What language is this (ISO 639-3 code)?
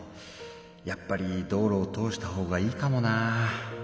jpn